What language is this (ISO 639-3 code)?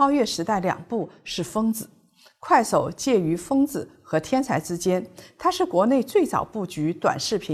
zho